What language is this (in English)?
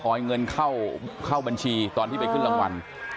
Thai